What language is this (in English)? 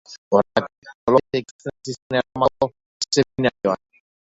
Basque